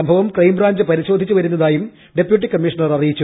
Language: Malayalam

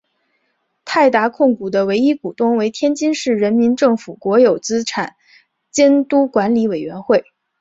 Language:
Chinese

